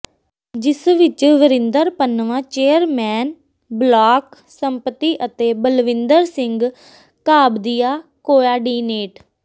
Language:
Punjabi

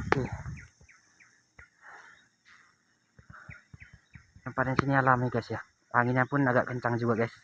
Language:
Indonesian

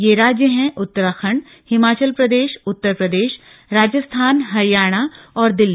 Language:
Hindi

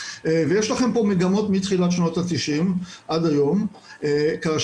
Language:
Hebrew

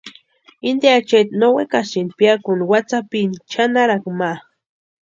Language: Western Highland Purepecha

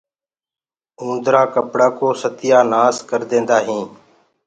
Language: Gurgula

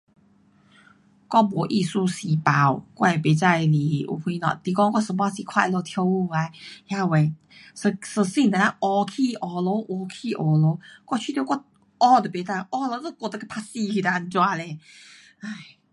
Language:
Pu-Xian Chinese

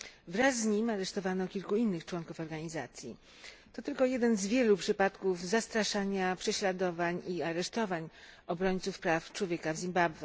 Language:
Polish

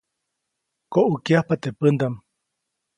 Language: Copainalá Zoque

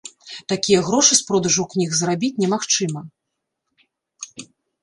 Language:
Belarusian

